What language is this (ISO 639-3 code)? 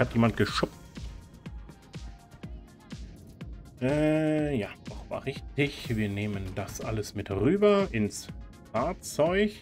deu